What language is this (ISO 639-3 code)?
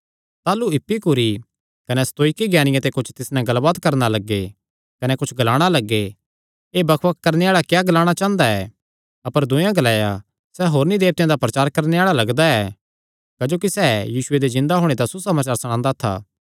xnr